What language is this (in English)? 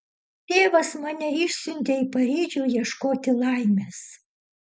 Lithuanian